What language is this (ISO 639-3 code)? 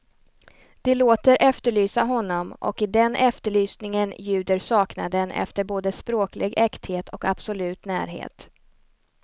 swe